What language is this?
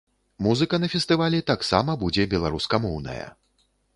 Belarusian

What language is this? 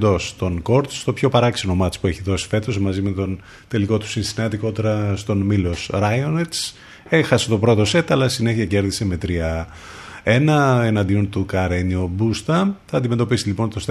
Greek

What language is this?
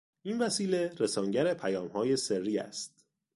Persian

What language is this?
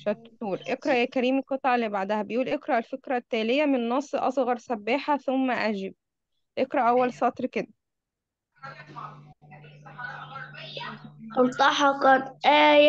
Arabic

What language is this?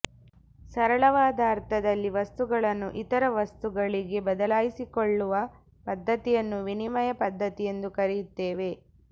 Kannada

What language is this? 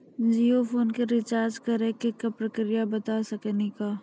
Maithili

